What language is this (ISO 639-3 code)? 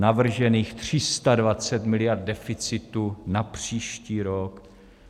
ces